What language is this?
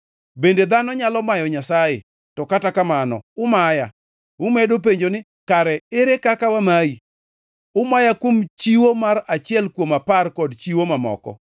Luo (Kenya and Tanzania)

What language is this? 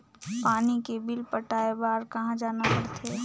Chhattisgarhi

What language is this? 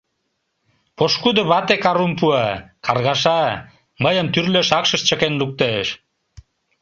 Mari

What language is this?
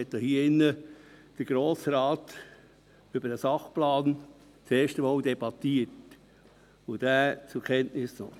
Swiss German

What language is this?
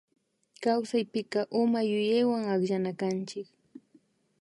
Imbabura Highland Quichua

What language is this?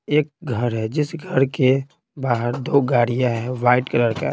Hindi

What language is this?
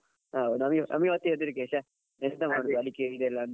Kannada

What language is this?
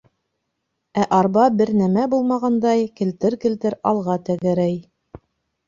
Bashkir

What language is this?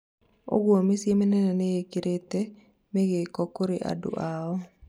Kikuyu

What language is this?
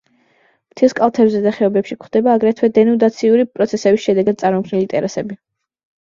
Georgian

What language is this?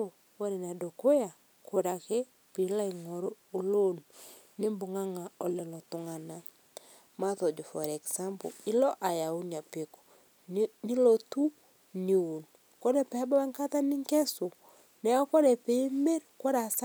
Masai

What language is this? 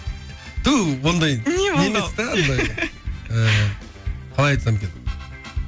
Kazakh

